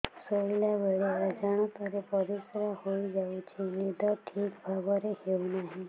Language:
Odia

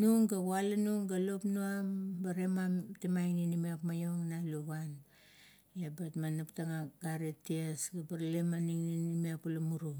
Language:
Kuot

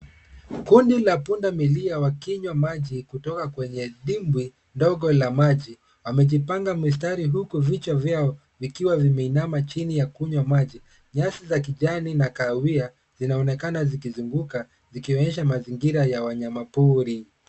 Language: Swahili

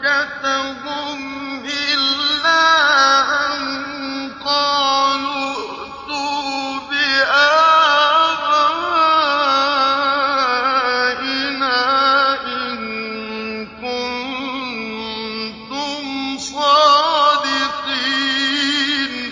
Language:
Arabic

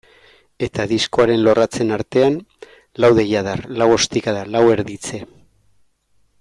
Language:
Basque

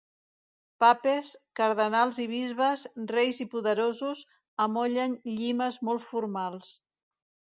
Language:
Catalan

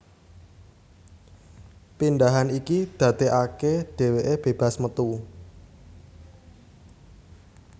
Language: Javanese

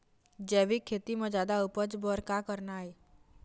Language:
Chhattisgarhi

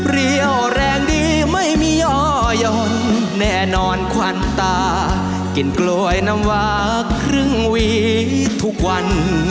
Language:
Thai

